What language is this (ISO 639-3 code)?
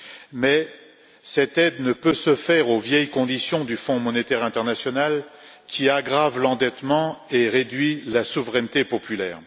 fra